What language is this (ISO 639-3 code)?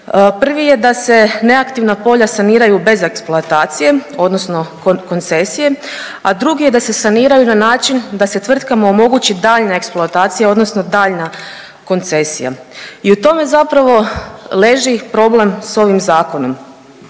hrv